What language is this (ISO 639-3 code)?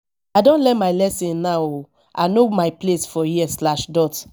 pcm